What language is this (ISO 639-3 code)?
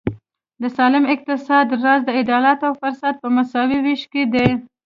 pus